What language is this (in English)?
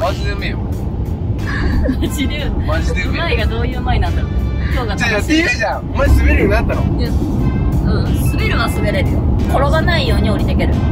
Japanese